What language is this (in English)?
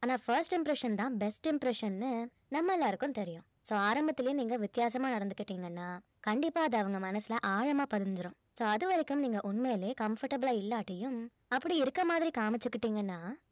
Tamil